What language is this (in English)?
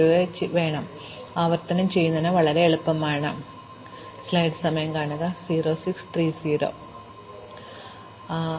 Malayalam